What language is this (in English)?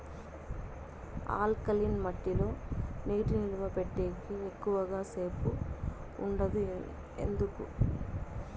Telugu